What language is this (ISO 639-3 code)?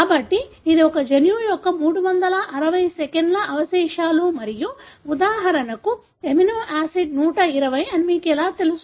tel